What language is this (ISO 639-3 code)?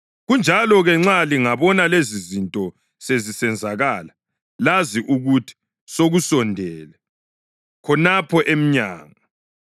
nde